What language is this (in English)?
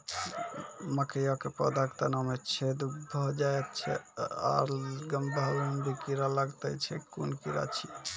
Maithili